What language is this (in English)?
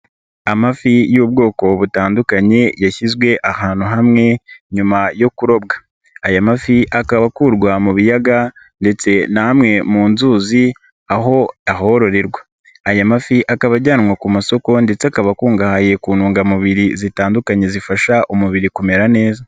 Kinyarwanda